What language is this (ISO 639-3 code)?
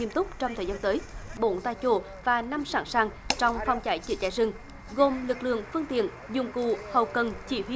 vie